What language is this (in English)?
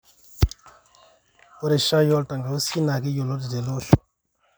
Masai